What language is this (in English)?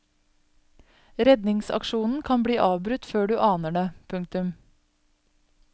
Norwegian